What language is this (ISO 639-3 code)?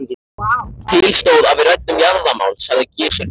isl